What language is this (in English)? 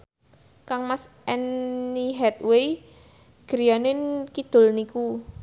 Javanese